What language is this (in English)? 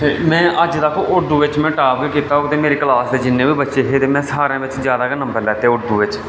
Dogri